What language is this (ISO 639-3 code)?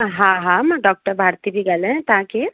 snd